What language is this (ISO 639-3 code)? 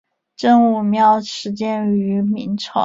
zho